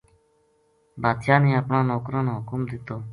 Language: Gujari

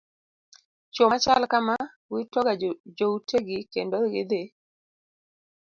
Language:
Luo (Kenya and Tanzania)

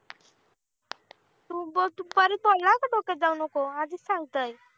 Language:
Marathi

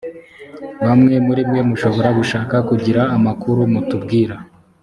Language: Kinyarwanda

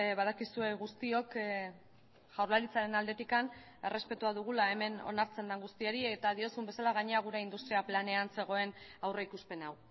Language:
Basque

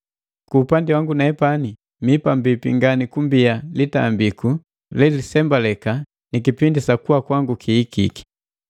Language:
Matengo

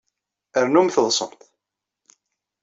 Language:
Kabyle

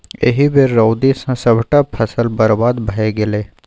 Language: Maithili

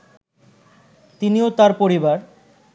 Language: Bangla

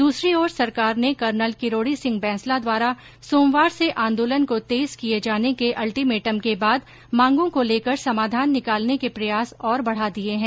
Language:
Hindi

